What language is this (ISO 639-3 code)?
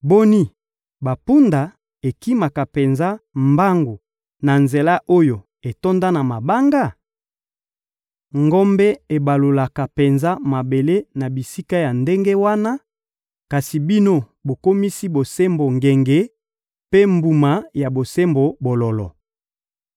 lin